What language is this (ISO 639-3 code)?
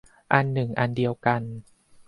tha